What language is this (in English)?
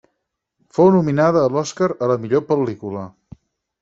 Catalan